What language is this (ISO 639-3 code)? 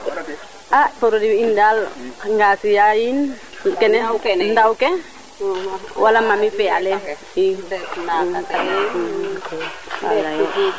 srr